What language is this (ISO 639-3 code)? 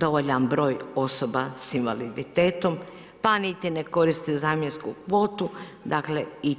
hrv